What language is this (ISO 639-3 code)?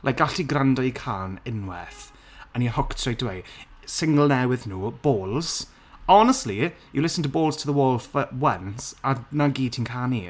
cym